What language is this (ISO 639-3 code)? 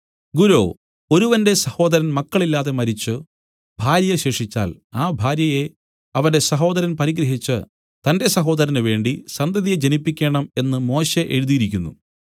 mal